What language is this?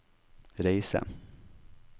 Norwegian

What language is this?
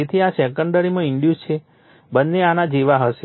Gujarati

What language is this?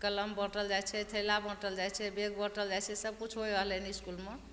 Maithili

